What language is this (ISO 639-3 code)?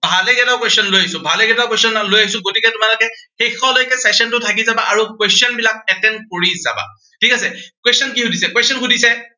asm